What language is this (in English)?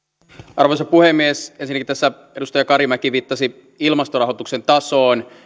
Finnish